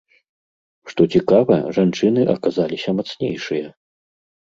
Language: Belarusian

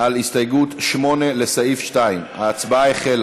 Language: Hebrew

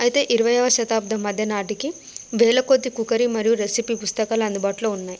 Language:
Telugu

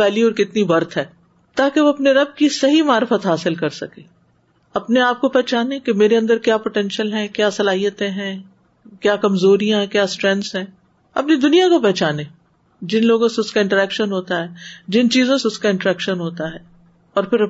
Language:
Urdu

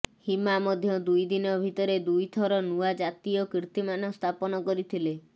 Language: Odia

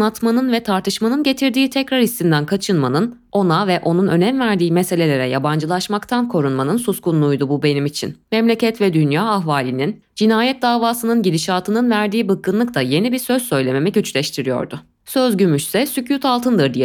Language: Turkish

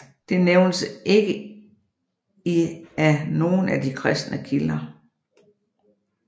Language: Danish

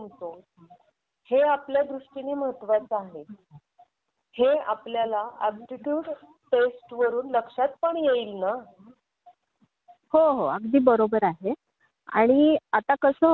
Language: Marathi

